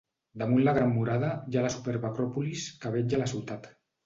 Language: Catalan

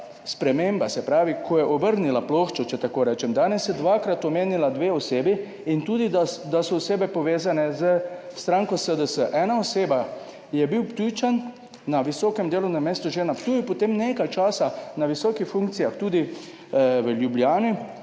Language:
Slovenian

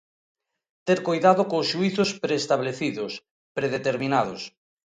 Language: Galician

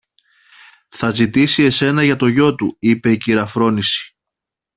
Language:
Greek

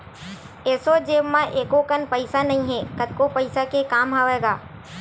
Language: Chhattisgarhi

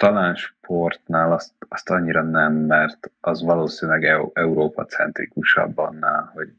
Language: Hungarian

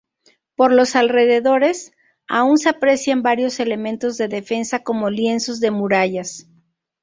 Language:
Spanish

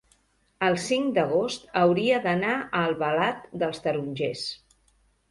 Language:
Catalan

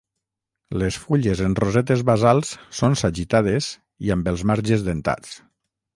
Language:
Catalan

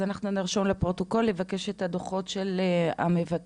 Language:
Hebrew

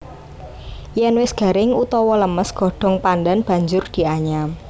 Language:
Javanese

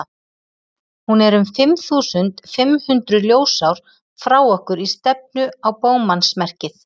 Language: Icelandic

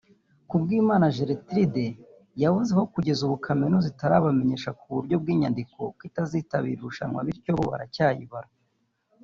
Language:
Kinyarwanda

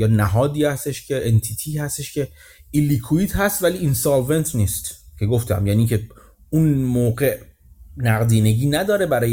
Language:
Persian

